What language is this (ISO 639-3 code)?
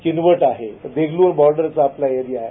mar